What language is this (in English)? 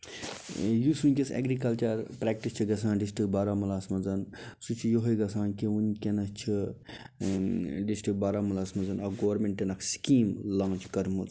Kashmiri